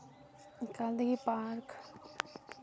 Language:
Santali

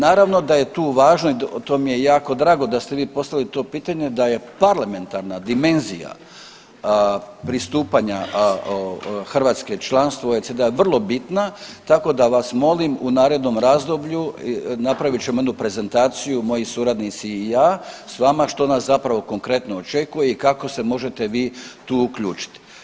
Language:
Croatian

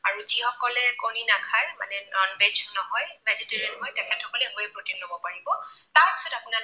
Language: Assamese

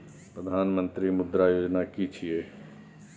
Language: Maithili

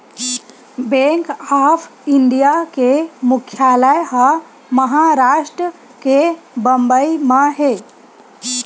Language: Chhattisgarhi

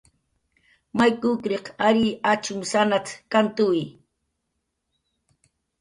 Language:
Jaqaru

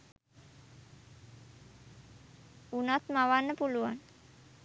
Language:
Sinhala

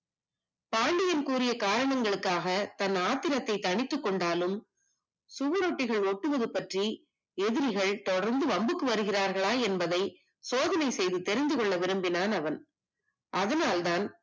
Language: Tamil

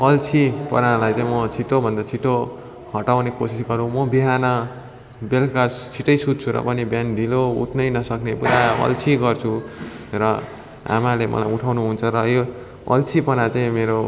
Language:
Nepali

